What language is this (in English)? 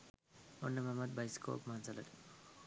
Sinhala